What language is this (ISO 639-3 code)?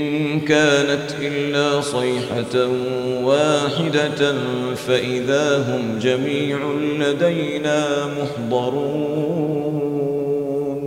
ara